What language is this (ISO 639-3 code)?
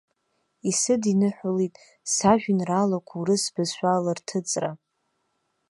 abk